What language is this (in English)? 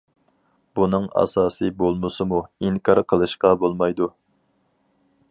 Uyghur